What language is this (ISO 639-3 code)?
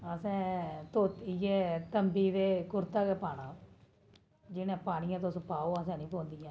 doi